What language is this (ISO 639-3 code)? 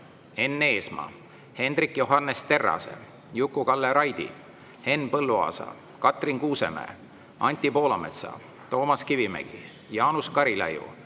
est